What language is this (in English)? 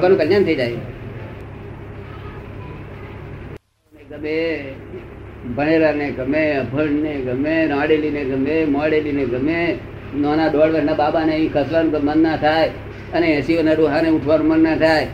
Gujarati